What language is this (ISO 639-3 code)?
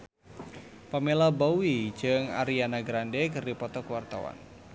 sun